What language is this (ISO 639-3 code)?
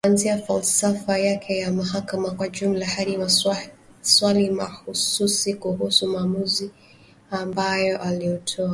swa